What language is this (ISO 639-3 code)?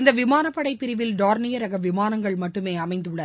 tam